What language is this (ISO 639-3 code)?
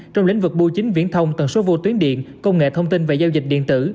vie